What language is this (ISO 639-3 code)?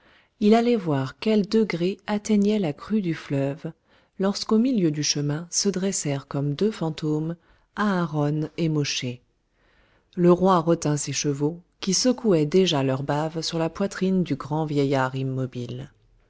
fra